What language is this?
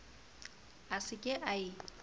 Southern Sotho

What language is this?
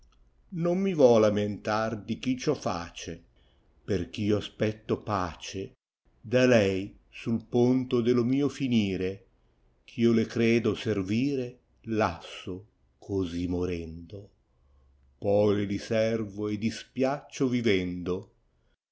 Italian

